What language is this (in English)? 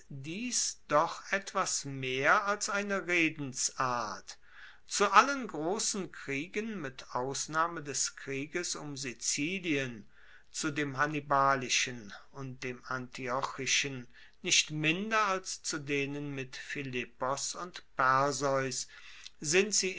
German